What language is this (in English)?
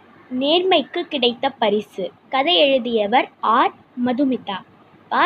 Tamil